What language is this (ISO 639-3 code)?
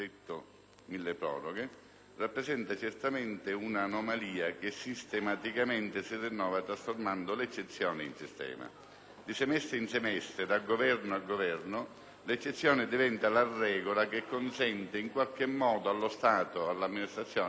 ita